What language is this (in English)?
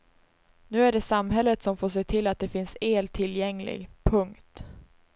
Swedish